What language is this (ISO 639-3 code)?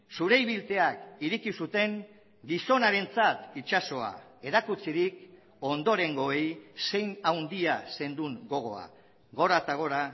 eus